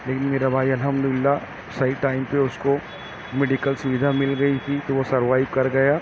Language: Urdu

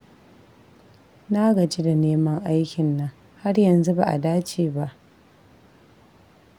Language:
Hausa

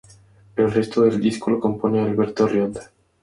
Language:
Spanish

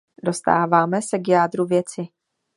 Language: Czech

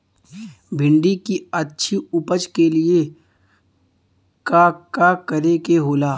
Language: Bhojpuri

